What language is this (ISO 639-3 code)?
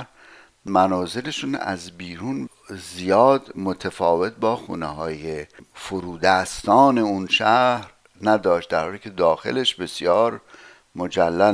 fas